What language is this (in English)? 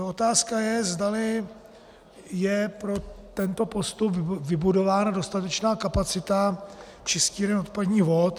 Czech